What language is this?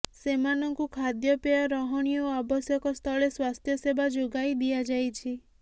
Odia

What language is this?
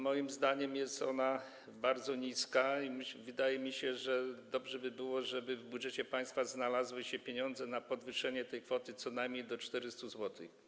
Polish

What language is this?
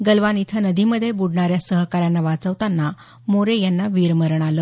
Marathi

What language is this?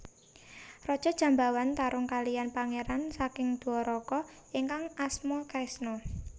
Javanese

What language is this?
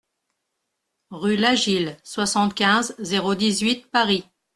French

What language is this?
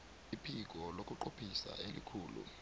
South Ndebele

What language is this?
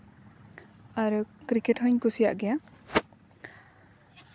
Santali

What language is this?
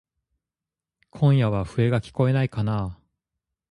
Japanese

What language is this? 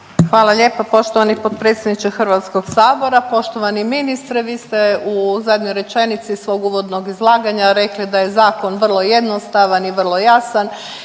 Croatian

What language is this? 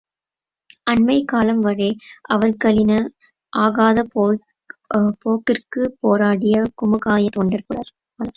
Tamil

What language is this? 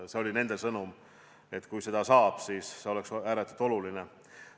Estonian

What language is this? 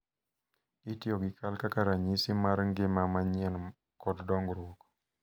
Luo (Kenya and Tanzania)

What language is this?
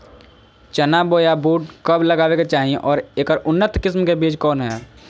Magahi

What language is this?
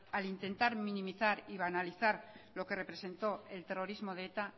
Spanish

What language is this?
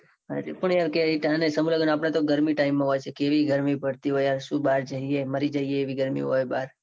Gujarati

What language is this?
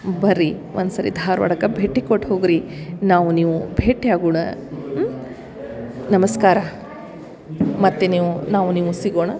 Kannada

